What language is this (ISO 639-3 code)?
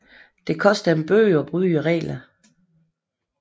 dan